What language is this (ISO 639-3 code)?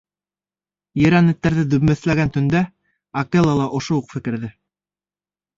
bak